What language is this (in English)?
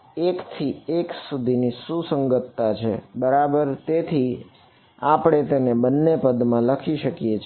Gujarati